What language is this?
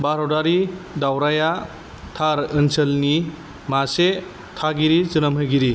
Bodo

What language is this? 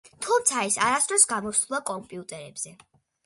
Georgian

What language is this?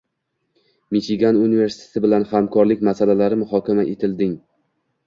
Uzbek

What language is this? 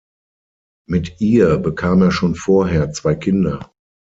German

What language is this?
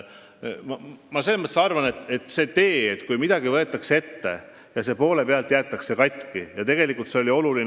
Estonian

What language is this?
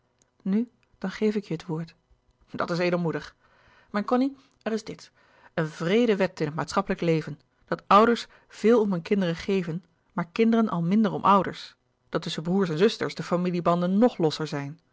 Dutch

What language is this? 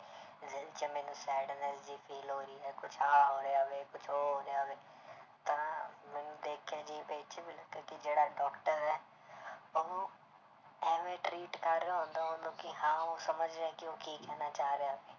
Punjabi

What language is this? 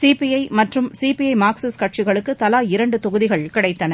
Tamil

